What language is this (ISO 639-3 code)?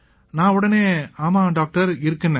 tam